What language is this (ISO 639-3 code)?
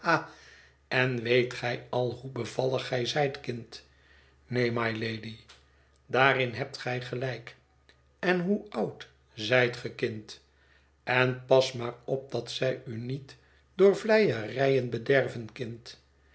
nld